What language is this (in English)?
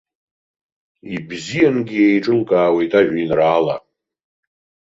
Abkhazian